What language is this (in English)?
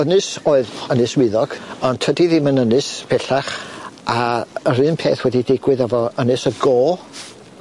Welsh